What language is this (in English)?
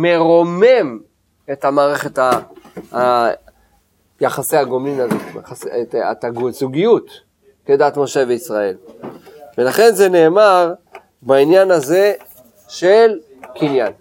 Hebrew